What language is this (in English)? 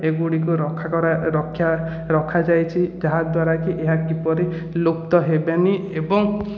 Odia